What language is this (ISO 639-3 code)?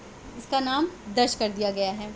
urd